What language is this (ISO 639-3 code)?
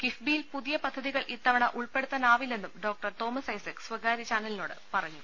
mal